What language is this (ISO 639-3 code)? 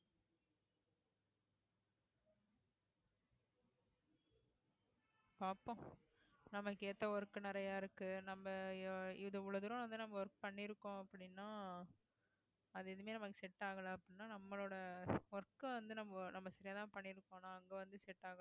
tam